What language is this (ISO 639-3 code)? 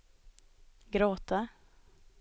swe